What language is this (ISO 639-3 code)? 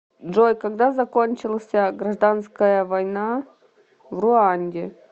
rus